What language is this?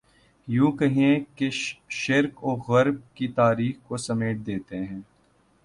Urdu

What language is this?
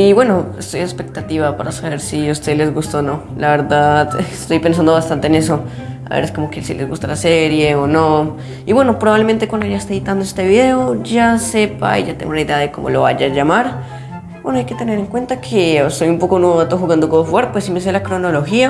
Spanish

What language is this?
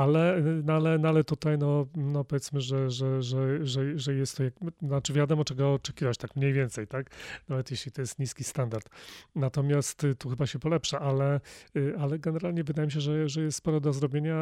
Polish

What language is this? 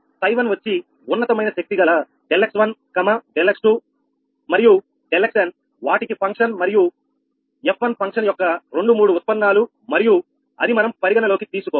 Telugu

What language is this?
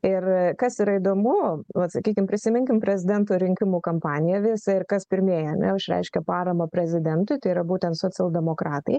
Lithuanian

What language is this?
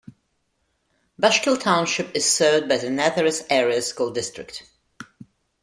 English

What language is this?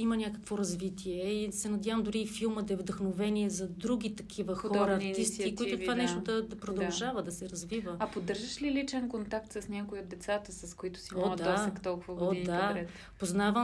Bulgarian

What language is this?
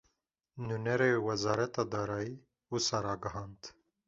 Kurdish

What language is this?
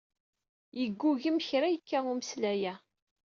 Kabyle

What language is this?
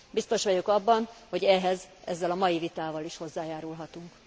Hungarian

